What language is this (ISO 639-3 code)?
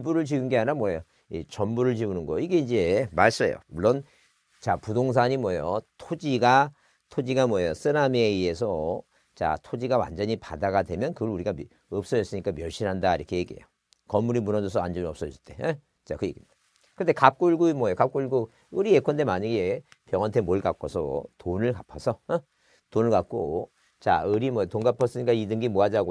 kor